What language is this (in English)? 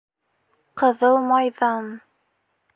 Bashkir